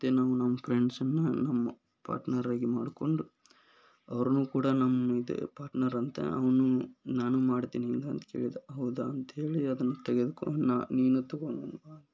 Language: Kannada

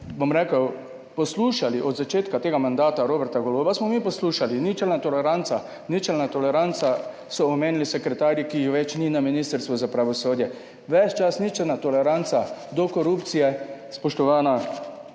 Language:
Slovenian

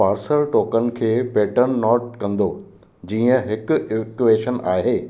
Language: Sindhi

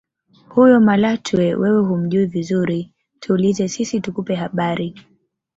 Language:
Swahili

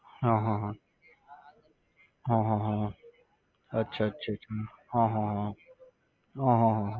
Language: Gujarati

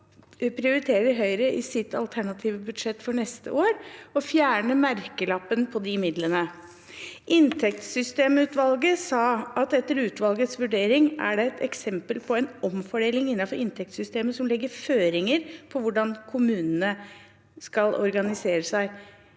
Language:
Norwegian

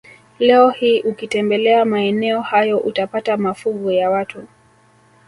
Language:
Swahili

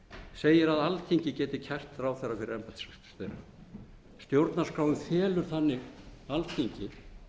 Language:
Icelandic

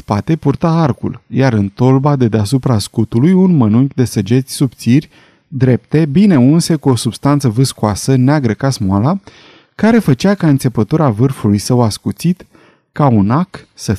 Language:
Romanian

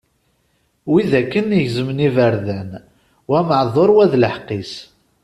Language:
Kabyle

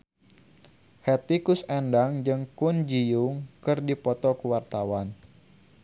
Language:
Sundanese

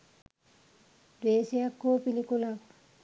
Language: Sinhala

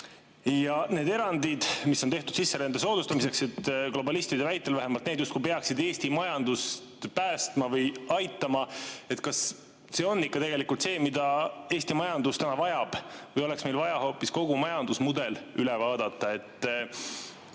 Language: Estonian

